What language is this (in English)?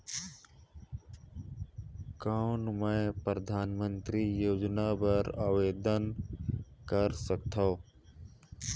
Chhattisgarhi